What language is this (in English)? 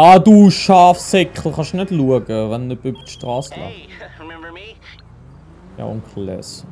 German